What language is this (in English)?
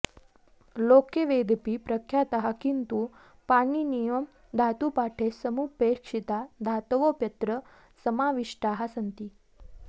Sanskrit